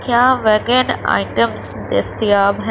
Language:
Urdu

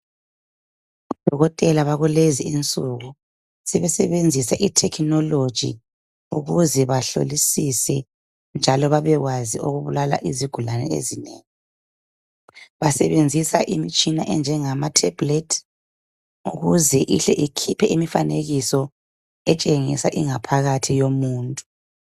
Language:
North Ndebele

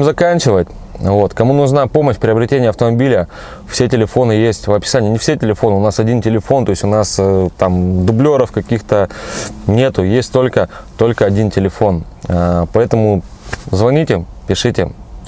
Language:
Russian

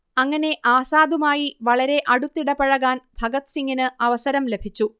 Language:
Malayalam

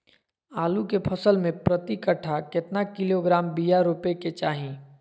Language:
Magahi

